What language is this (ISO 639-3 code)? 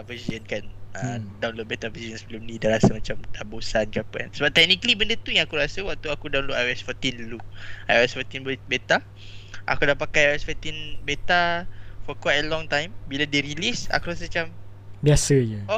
msa